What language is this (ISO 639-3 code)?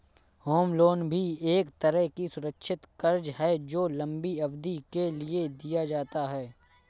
hin